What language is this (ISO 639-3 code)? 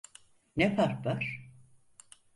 tur